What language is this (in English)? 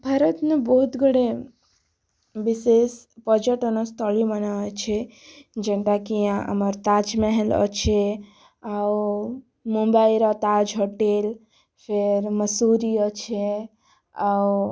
Odia